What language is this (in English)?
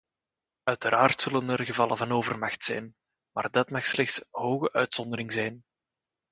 Dutch